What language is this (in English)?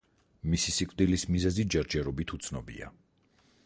Georgian